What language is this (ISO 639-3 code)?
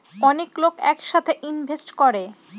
ben